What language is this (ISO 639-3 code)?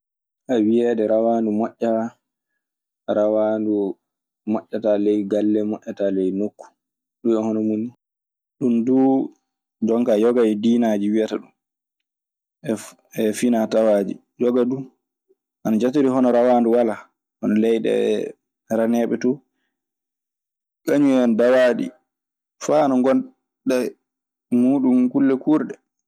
ffm